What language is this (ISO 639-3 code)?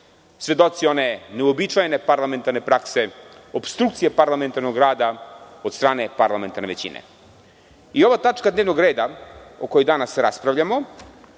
srp